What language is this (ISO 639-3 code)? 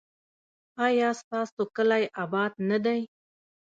pus